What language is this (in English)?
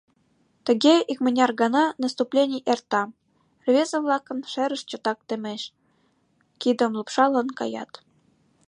Mari